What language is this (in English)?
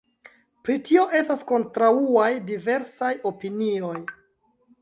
Esperanto